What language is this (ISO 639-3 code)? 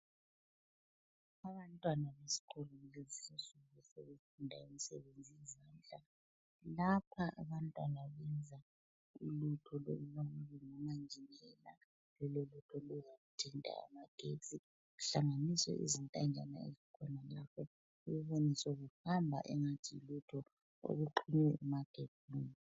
nde